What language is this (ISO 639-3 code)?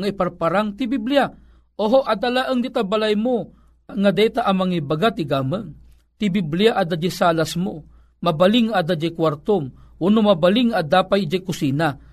fil